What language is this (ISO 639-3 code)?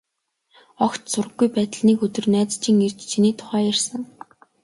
mon